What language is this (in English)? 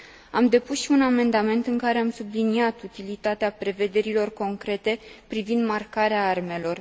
Romanian